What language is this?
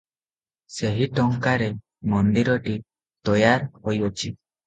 Odia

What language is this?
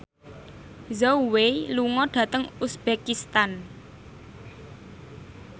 Javanese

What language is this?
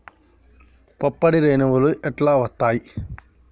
Telugu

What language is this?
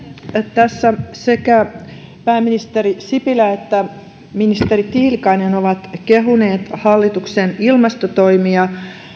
Finnish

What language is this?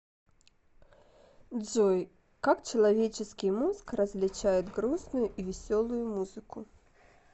Russian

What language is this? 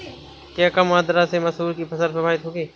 Hindi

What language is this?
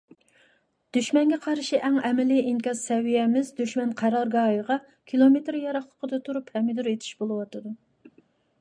Uyghur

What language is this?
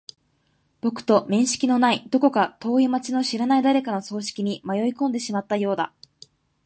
Japanese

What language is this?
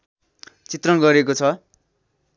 Nepali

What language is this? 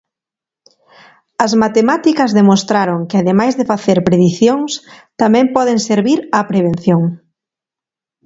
Galician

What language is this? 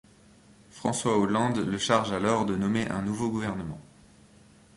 French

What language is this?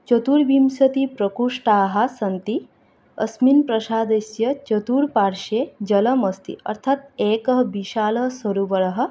Sanskrit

